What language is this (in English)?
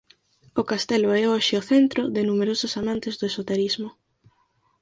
Galician